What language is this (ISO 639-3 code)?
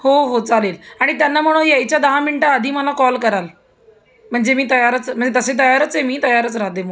mar